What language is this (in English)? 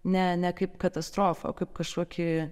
Lithuanian